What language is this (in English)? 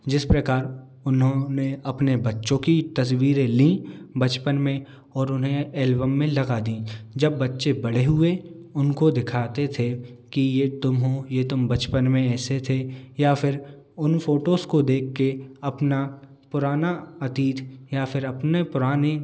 Hindi